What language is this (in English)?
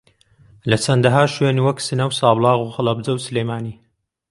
Central Kurdish